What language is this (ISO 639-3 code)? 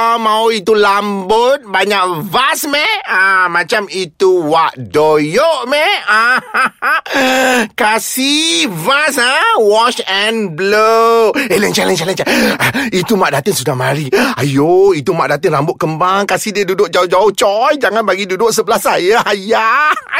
msa